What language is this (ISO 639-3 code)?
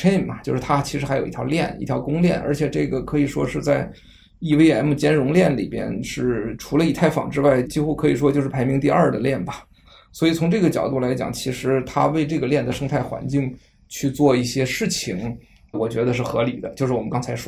zho